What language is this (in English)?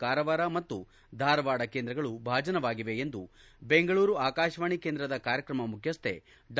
Kannada